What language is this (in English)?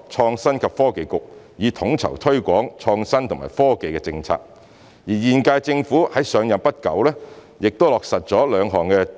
Cantonese